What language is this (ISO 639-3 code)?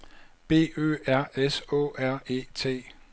dan